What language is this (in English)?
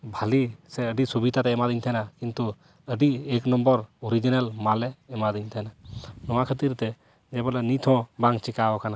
Santali